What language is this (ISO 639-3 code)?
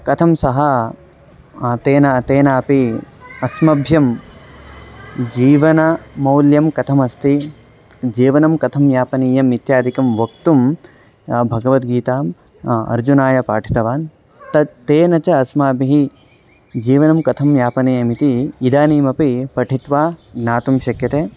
san